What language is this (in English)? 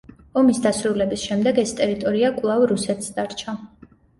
Georgian